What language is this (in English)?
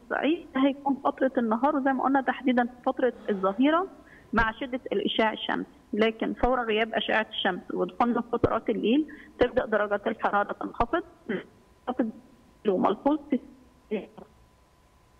Arabic